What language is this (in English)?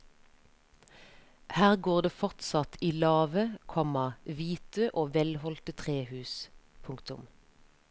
Norwegian